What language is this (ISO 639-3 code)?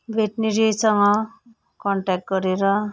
nep